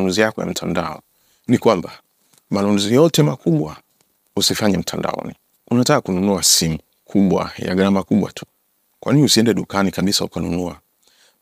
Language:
Swahili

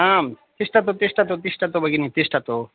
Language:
Sanskrit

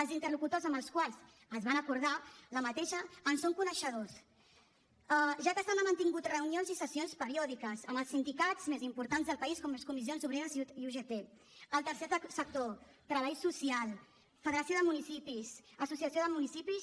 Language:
Catalan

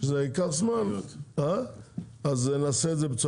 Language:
Hebrew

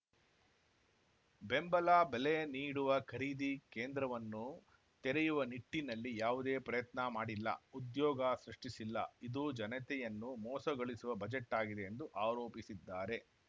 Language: Kannada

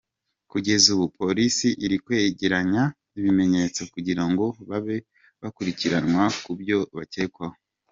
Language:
Kinyarwanda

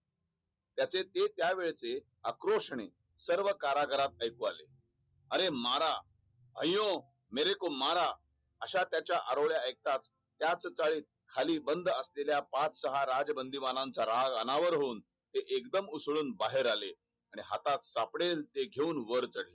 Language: Marathi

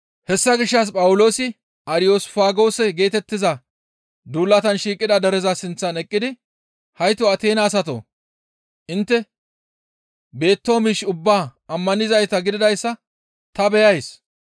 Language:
Gamo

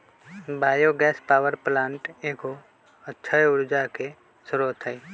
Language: Magahi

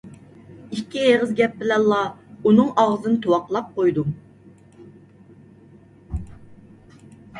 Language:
Uyghur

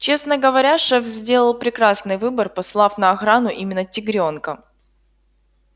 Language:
Russian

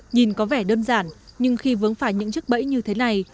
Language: Vietnamese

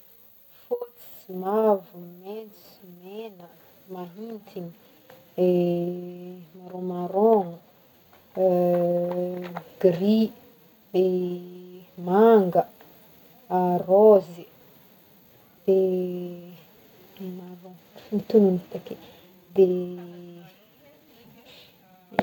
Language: Northern Betsimisaraka Malagasy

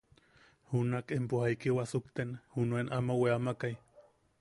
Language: Yaqui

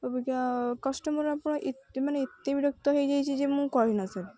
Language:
Odia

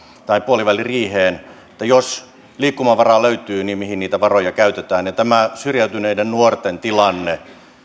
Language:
Finnish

